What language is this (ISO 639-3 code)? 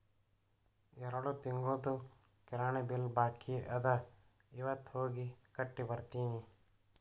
kan